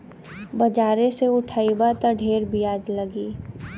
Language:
Bhojpuri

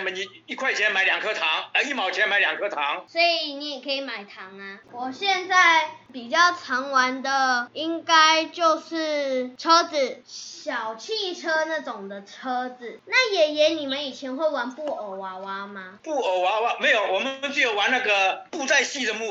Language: Chinese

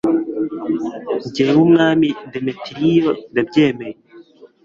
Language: Kinyarwanda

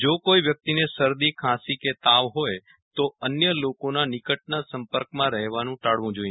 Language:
Gujarati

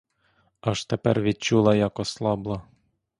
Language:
Ukrainian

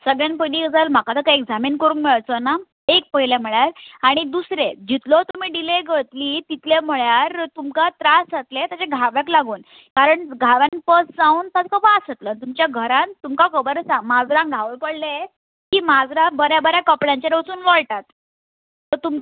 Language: Konkani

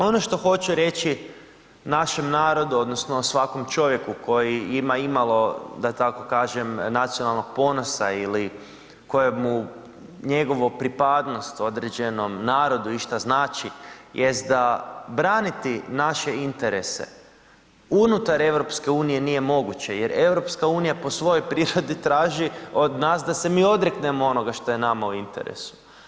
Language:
Croatian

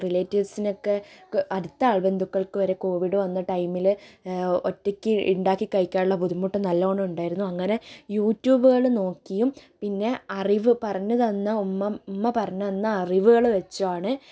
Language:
Malayalam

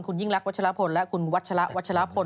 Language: Thai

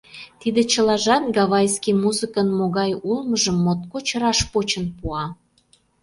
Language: Mari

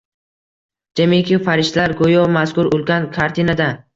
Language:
Uzbek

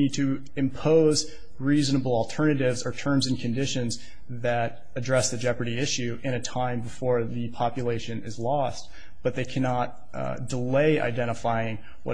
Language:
English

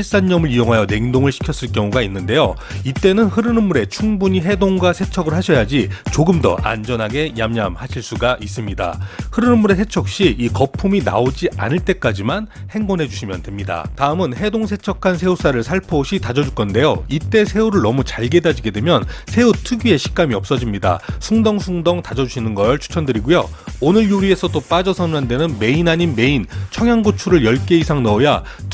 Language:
Korean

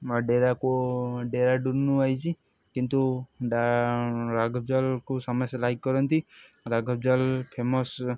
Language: Odia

